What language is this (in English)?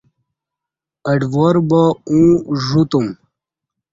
Kati